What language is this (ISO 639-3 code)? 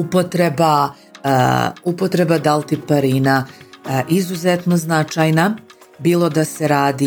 hrv